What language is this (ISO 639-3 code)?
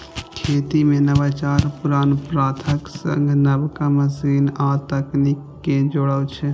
mai